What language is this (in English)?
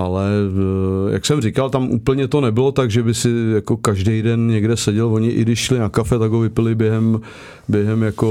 Czech